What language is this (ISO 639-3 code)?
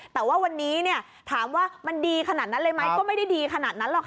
tha